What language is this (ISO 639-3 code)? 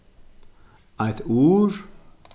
fao